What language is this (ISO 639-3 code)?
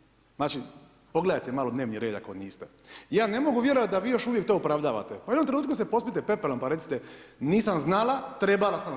hrv